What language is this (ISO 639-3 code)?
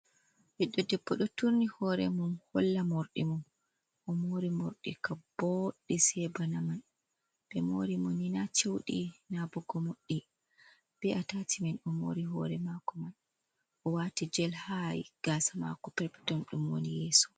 ful